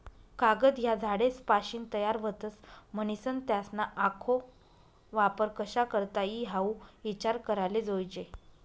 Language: Marathi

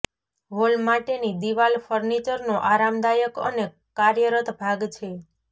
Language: Gujarati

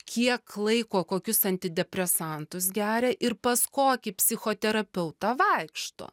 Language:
Lithuanian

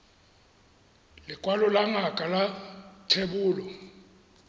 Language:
Tswana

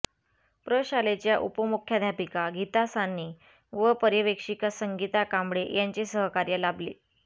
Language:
Marathi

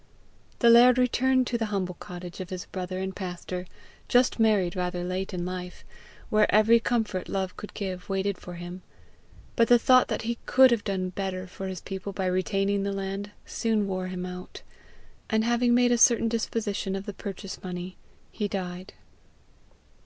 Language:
English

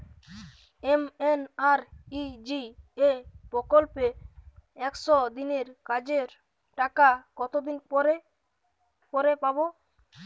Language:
Bangla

